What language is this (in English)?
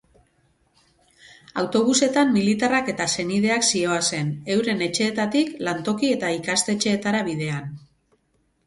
Basque